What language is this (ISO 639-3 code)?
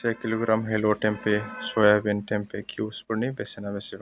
brx